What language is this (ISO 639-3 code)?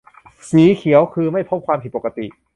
tha